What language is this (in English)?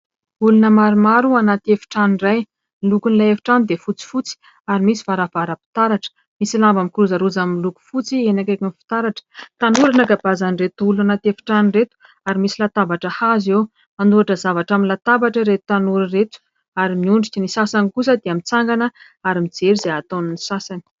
Malagasy